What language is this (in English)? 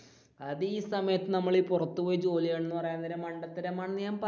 Malayalam